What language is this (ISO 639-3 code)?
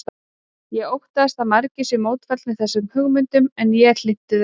isl